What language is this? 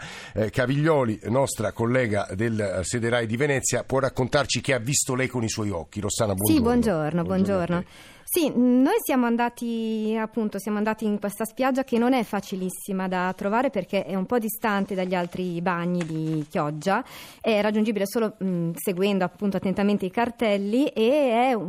Italian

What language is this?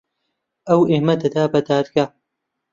Central Kurdish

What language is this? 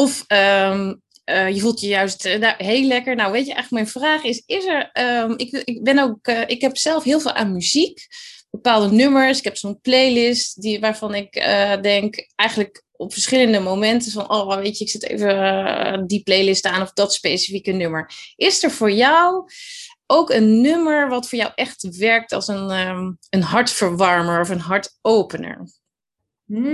Dutch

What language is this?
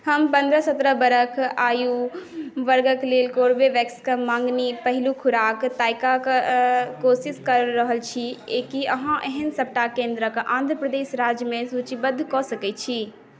Maithili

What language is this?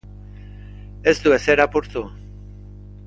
Basque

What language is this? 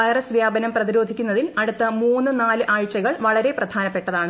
Malayalam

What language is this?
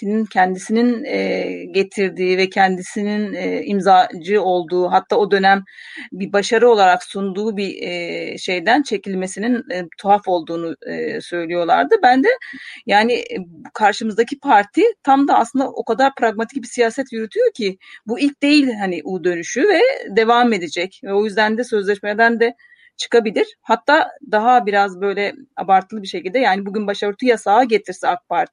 Turkish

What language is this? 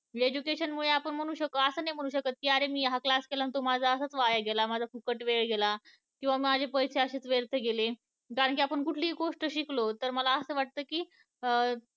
Marathi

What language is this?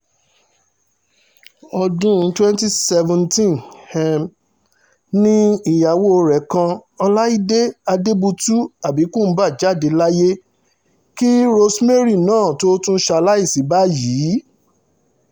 Yoruba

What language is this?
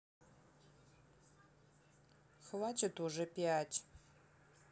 Russian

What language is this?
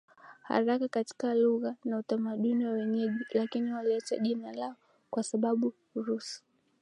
Swahili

